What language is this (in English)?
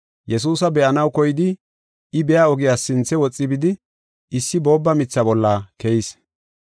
Gofa